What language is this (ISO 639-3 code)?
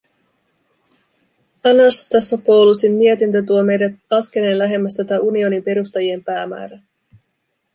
fin